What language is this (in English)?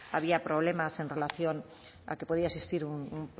Spanish